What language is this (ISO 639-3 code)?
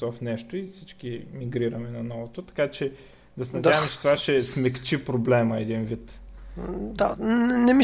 bul